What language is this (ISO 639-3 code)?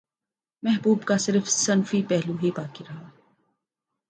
urd